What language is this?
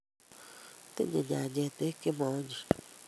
Kalenjin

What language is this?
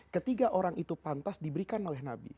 Indonesian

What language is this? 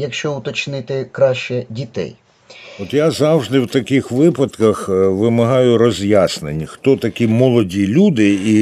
Ukrainian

